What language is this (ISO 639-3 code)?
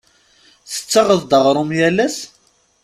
kab